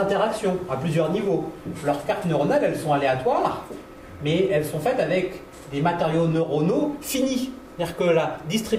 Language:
French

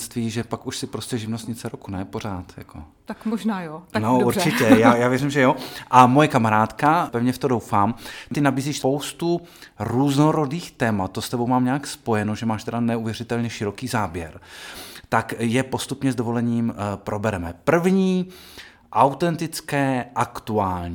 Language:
Czech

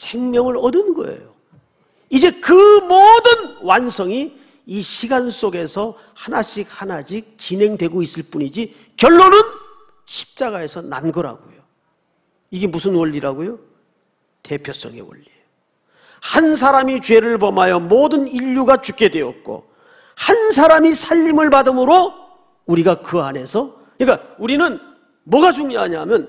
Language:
Korean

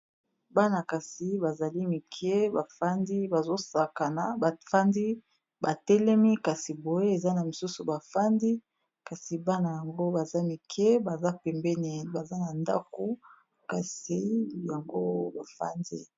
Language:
Lingala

